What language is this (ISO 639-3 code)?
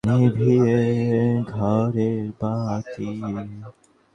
ben